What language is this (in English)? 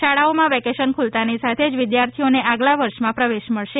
Gujarati